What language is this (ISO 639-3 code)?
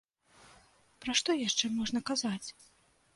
bel